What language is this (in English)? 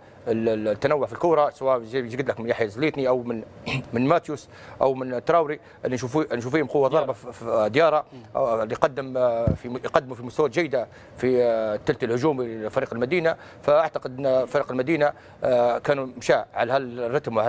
Arabic